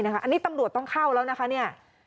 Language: Thai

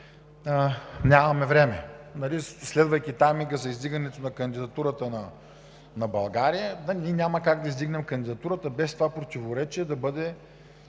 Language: Bulgarian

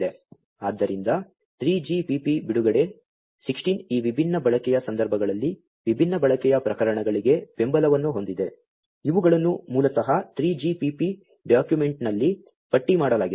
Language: Kannada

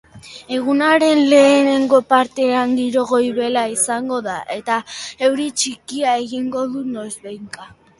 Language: Basque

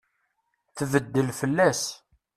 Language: Kabyle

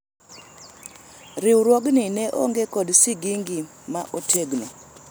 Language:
Luo (Kenya and Tanzania)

